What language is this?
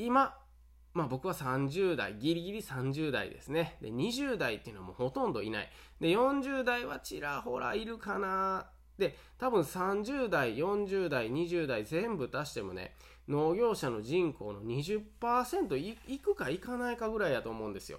Japanese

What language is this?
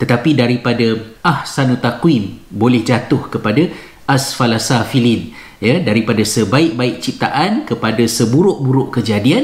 Malay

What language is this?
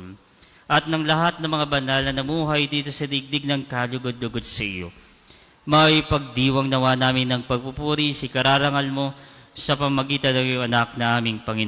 Filipino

